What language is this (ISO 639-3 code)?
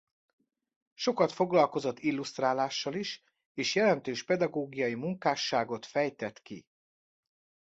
hun